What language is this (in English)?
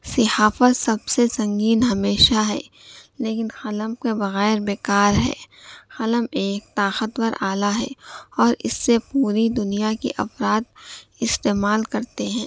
Urdu